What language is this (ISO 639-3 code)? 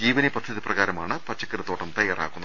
mal